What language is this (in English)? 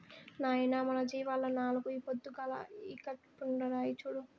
Telugu